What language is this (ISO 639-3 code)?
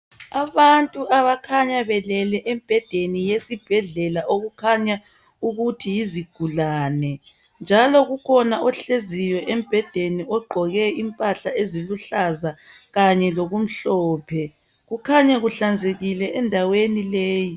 nde